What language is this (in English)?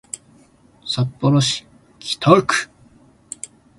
Japanese